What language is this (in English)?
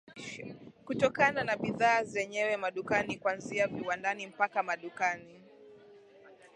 Swahili